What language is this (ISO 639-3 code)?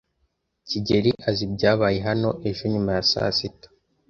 kin